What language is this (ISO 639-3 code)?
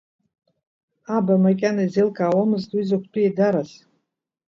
abk